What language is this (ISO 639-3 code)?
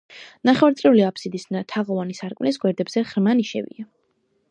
kat